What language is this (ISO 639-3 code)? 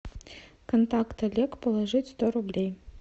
rus